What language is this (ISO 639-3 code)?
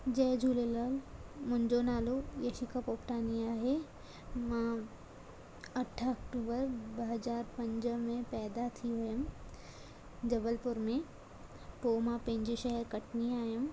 snd